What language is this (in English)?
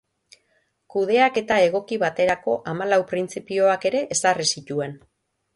Basque